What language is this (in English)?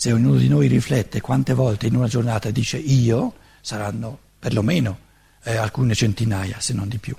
Italian